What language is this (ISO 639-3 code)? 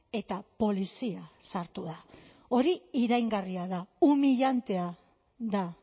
eus